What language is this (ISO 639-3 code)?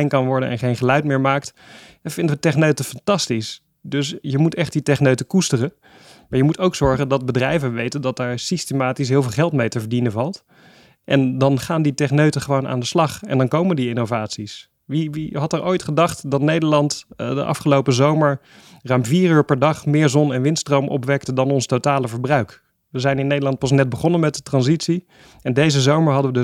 nld